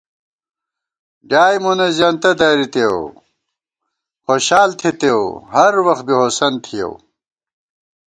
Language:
Gawar-Bati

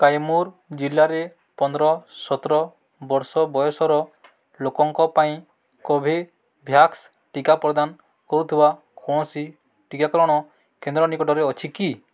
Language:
Odia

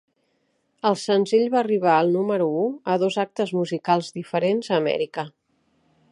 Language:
Catalan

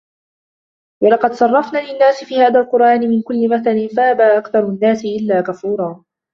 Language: Arabic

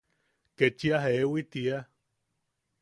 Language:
Yaqui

